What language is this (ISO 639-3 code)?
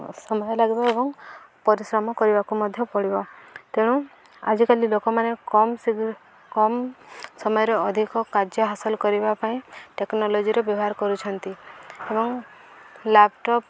ori